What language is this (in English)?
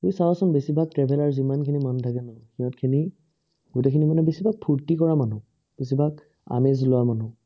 Assamese